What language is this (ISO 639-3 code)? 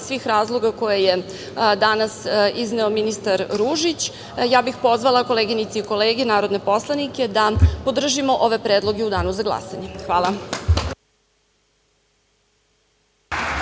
srp